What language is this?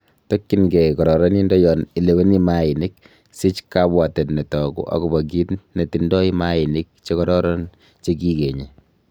Kalenjin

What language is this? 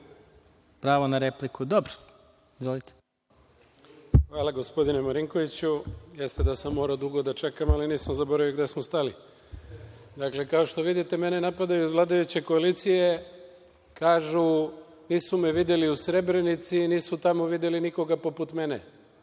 Serbian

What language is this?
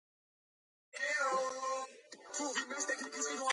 Georgian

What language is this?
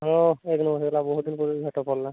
Odia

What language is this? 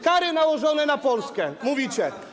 Polish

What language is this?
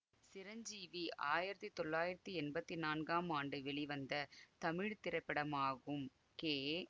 Tamil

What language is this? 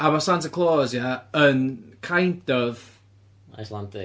Welsh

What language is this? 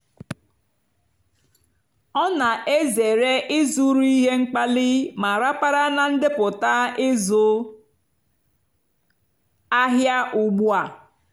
Igbo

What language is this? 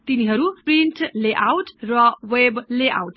Nepali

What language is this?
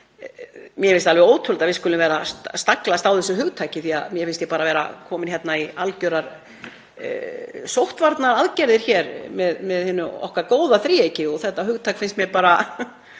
Icelandic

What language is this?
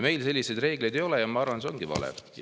Estonian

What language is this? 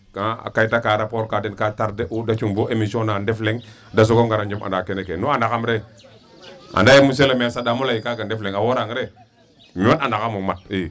Serer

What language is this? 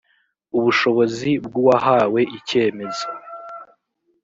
Kinyarwanda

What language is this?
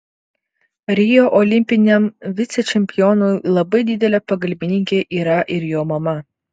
Lithuanian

